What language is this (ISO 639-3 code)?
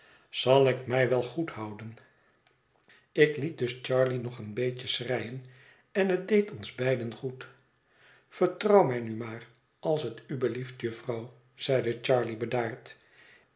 nld